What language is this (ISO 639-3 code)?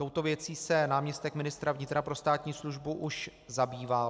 ces